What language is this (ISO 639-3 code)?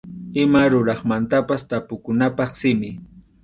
qxu